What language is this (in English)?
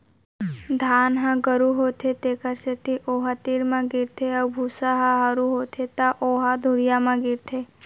Chhattisgarhi